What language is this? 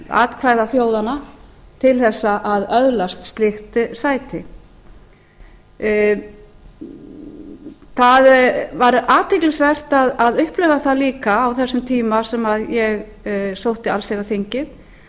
Icelandic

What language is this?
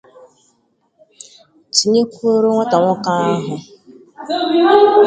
Igbo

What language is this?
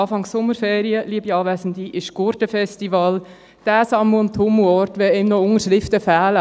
Swiss German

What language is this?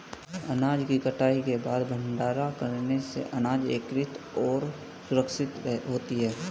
Hindi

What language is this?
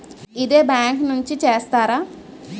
Telugu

